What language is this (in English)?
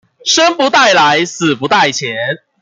Chinese